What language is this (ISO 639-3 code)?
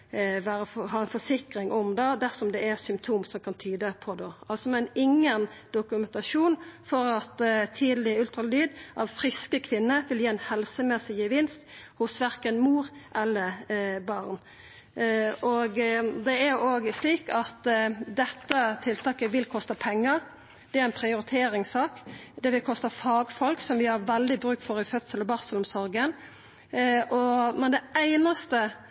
nno